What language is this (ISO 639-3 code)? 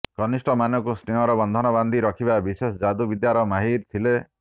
ori